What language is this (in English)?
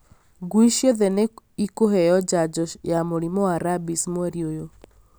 Kikuyu